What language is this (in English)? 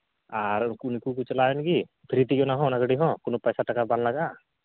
Santali